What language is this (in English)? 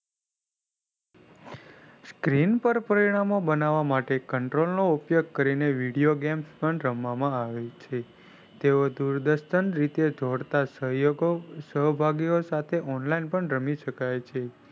Gujarati